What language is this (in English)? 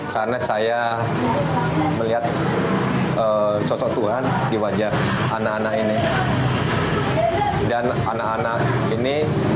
Indonesian